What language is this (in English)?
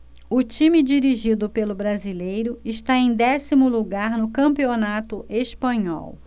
Portuguese